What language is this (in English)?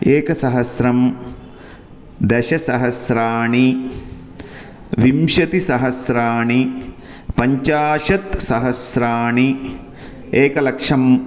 Sanskrit